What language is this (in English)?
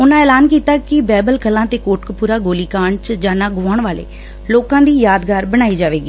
Punjabi